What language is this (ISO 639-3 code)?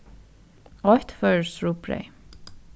fao